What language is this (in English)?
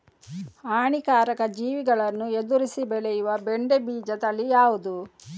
Kannada